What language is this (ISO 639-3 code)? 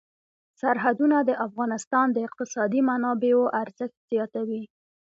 pus